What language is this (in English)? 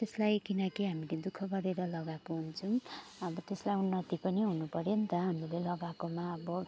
Nepali